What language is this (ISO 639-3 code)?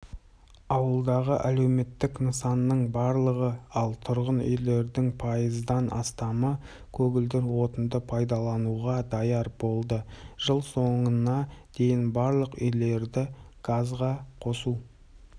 kaz